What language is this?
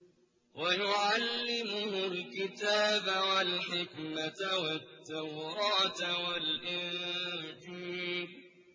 Arabic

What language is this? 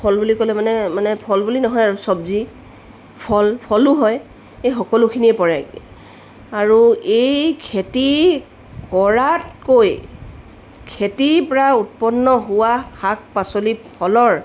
Assamese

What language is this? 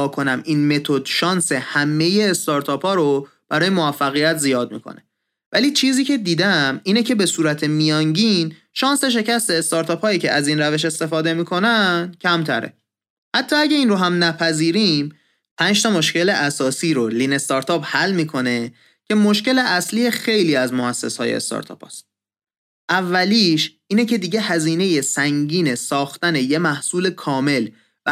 Persian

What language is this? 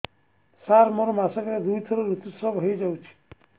Odia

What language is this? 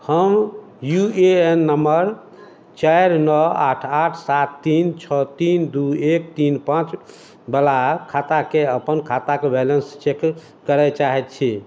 Maithili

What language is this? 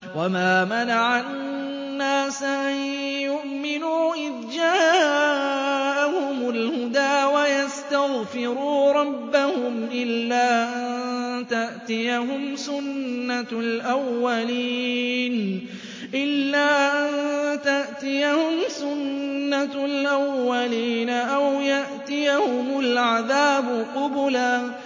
Arabic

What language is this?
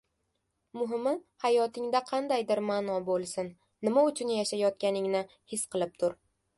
Uzbek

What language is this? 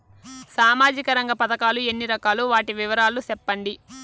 Telugu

